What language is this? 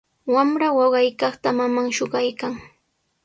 Sihuas Ancash Quechua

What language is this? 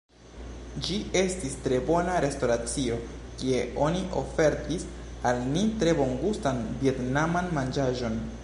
Esperanto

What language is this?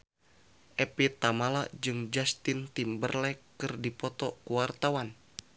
Sundanese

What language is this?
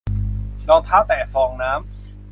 Thai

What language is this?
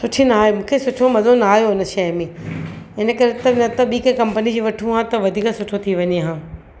Sindhi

